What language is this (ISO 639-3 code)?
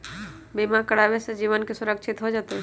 mag